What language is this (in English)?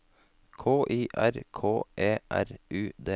Norwegian